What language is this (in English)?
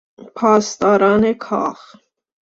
Persian